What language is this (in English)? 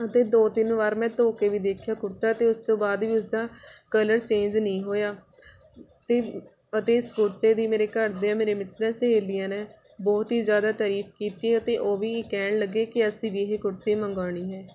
Punjabi